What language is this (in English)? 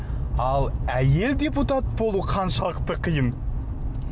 Kazakh